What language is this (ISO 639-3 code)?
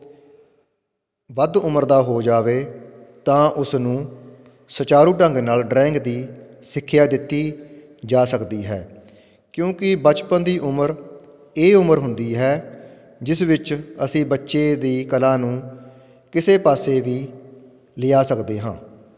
pan